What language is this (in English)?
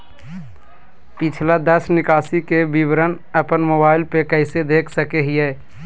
Magahi